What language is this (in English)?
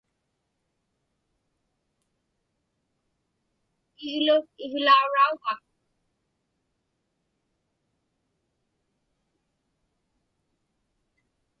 Inupiaq